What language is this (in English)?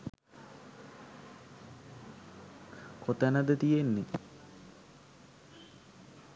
Sinhala